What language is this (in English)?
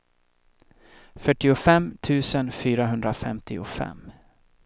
Swedish